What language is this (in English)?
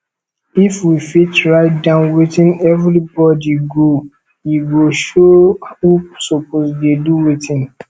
Nigerian Pidgin